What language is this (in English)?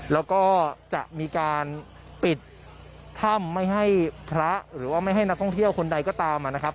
Thai